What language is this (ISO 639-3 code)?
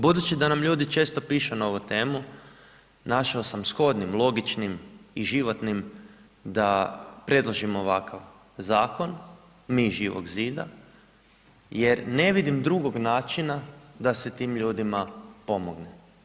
hrv